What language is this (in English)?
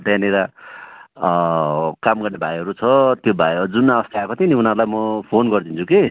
Nepali